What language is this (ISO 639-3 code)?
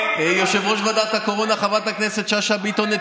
heb